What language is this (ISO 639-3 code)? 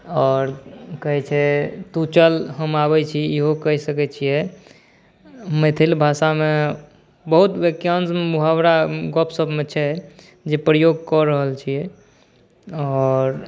mai